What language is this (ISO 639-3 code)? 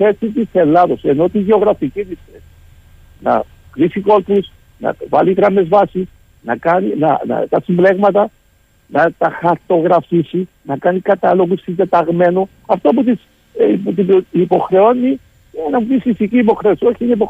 ell